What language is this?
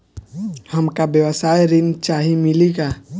Bhojpuri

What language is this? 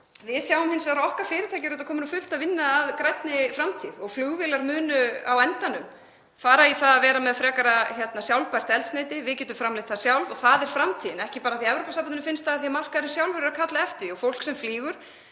Icelandic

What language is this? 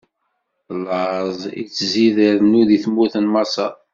Kabyle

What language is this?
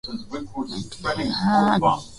Swahili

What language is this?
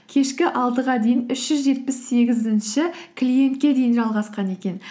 Kazakh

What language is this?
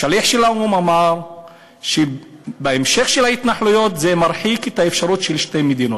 Hebrew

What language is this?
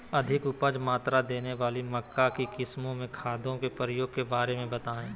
Magahi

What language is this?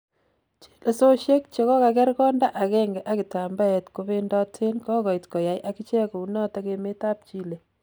Kalenjin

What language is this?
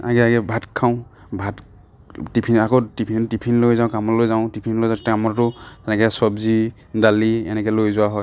Assamese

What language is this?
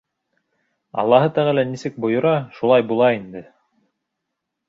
Bashkir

